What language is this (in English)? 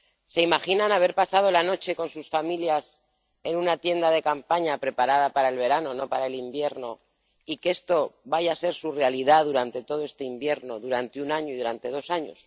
Spanish